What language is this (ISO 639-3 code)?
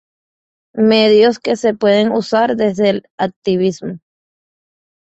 spa